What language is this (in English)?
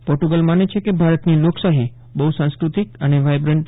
Gujarati